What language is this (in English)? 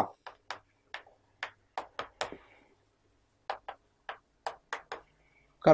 Vietnamese